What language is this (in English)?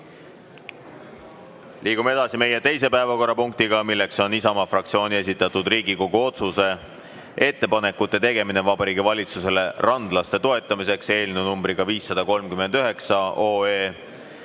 Estonian